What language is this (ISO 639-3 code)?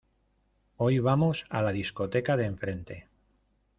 spa